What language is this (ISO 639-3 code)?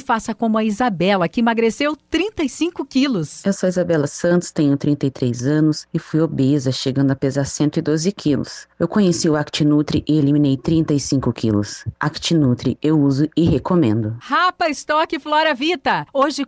por